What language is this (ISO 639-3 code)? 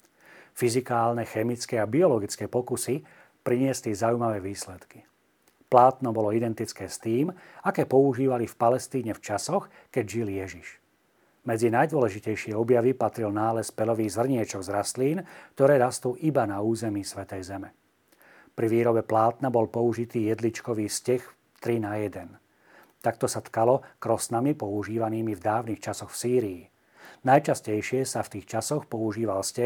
slk